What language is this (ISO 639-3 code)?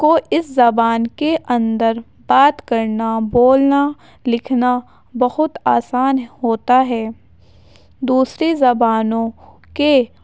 urd